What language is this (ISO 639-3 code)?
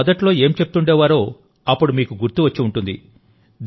tel